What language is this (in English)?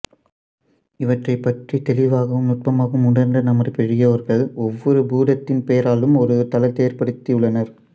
Tamil